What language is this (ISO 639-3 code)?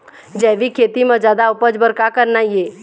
hne